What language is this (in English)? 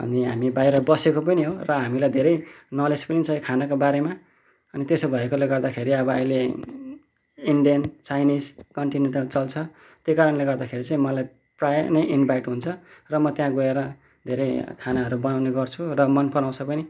Nepali